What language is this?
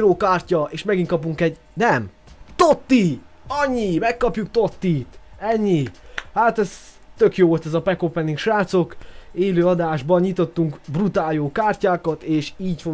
Hungarian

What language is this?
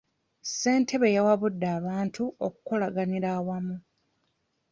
Ganda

